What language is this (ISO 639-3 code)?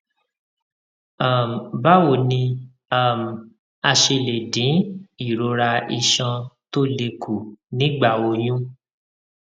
yor